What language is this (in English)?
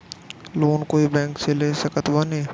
Bhojpuri